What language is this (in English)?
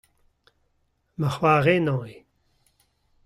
Breton